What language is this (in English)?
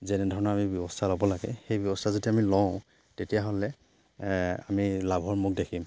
Assamese